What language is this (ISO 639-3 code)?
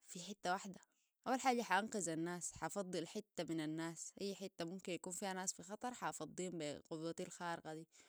apd